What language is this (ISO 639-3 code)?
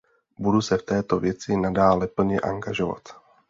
ces